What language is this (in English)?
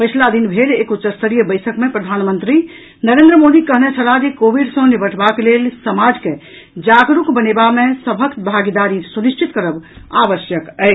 Maithili